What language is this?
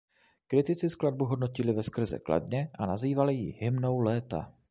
Czech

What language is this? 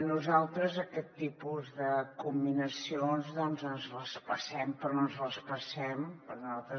Catalan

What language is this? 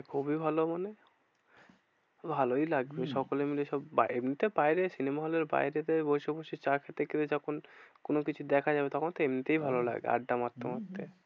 Bangla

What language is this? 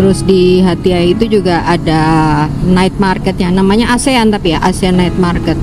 Indonesian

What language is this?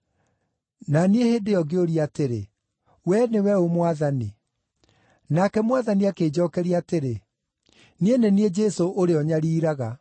Kikuyu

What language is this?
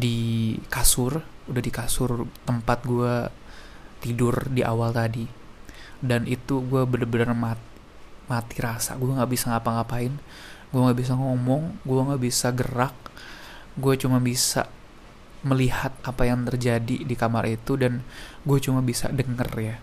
Indonesian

